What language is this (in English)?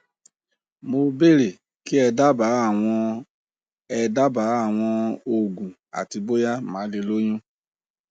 Yoruba